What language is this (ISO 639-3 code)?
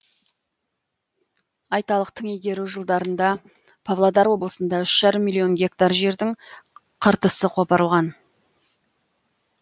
kaz